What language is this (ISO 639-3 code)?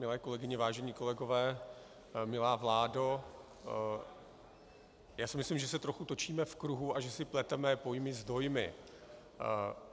ces